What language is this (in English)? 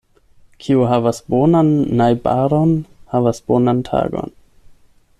Esperanto